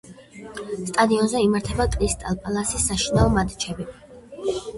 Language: Georgian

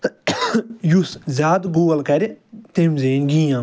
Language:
Kashmiri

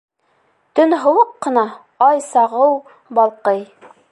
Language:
Bashkir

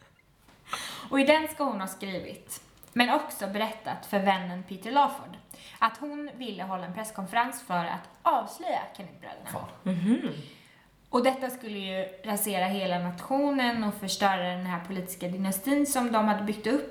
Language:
Swedish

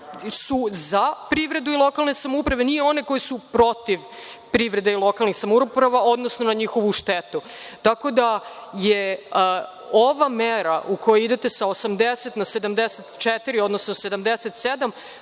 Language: Serbian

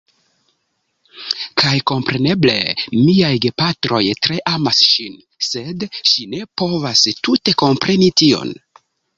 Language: Esperanto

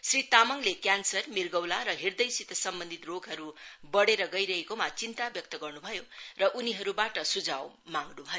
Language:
Nepali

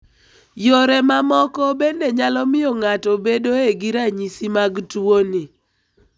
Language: Luo (Kenya and Tanzania)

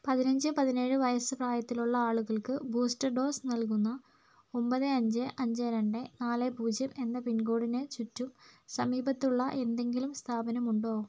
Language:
Malayalam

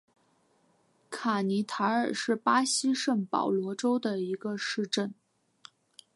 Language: Chinese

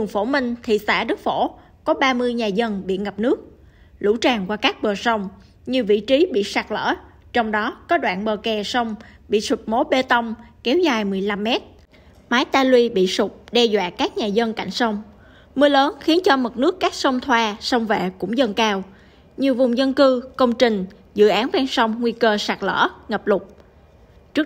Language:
Vietnamese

